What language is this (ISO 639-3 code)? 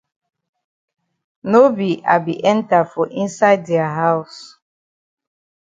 wes